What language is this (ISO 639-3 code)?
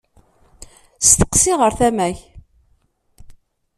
kab